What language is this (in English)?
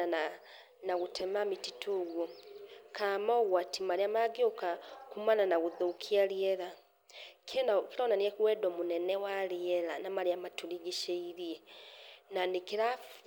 Kikuyu